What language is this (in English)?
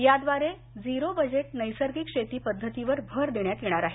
Marathi